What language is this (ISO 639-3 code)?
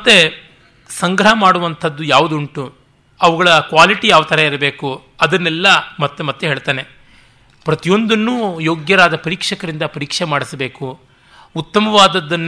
kan